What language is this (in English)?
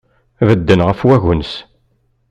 Kabyle